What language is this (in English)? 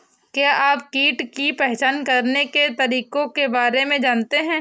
Hindi